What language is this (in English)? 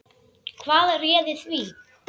Icelandic